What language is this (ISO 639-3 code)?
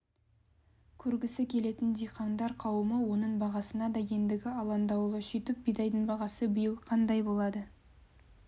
kaz